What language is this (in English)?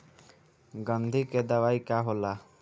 Bhojpuri